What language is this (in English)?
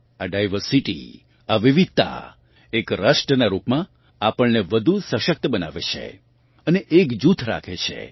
Gujarati